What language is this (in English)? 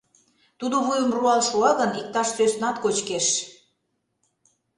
Mari